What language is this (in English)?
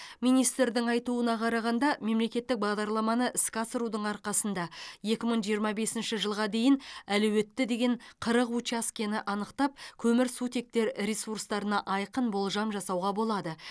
Kazakh